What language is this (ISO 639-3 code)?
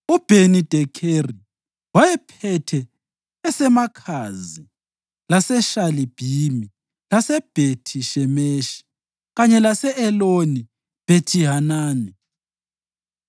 nde